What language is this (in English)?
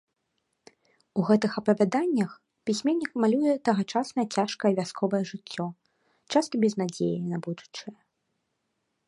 Belarusian